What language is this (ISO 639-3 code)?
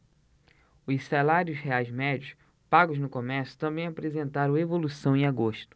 por